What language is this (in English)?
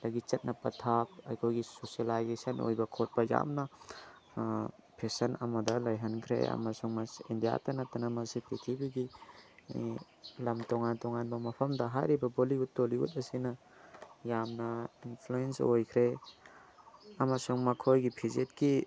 Manipuri